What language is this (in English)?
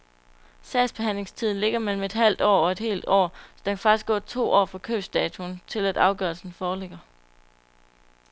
Danish